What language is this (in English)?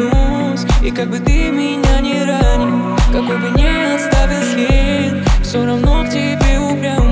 Ukrainian